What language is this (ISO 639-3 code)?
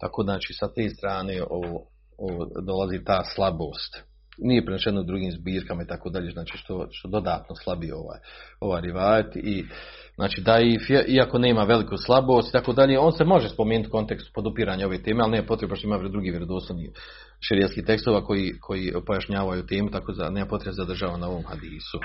hrv